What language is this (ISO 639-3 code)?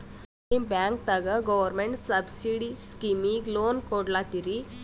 kan